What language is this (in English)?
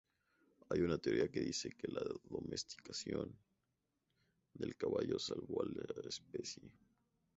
Spanish